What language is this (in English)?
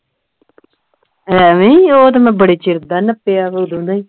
Punjabi